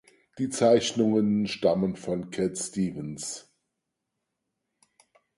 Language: German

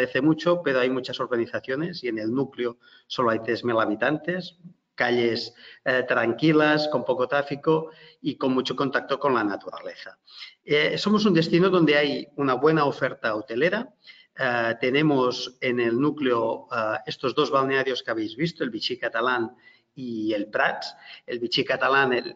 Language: Spanish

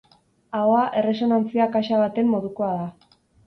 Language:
Basque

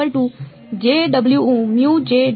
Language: Gujarati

